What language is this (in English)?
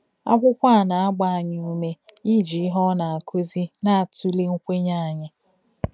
Igbo